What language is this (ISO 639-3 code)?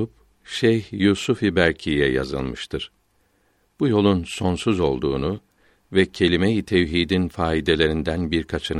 tur